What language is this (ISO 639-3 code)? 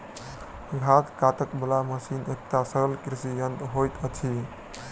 mai